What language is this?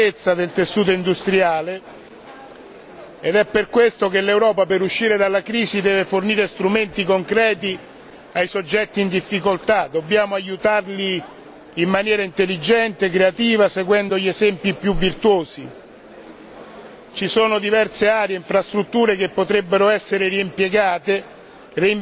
Italian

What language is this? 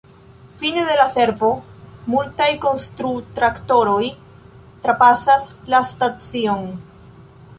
Esperanto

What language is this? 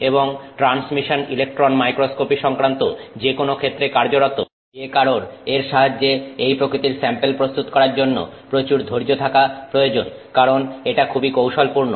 Bangla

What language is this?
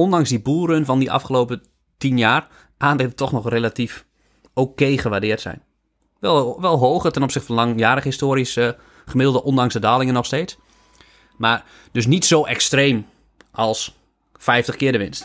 Dutch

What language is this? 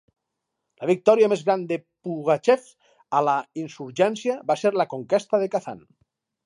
Catalan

